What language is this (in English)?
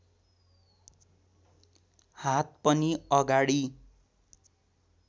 Nepali